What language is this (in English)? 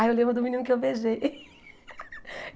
Portuguese